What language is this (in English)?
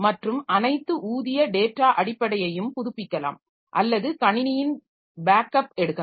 Tamil